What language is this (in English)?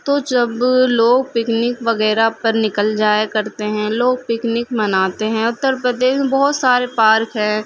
Urdu